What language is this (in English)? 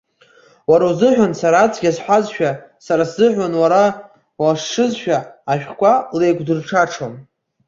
Abkhazian